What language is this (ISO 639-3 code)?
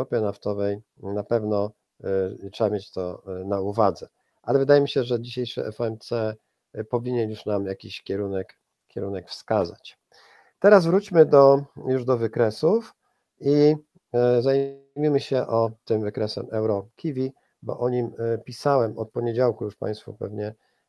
pol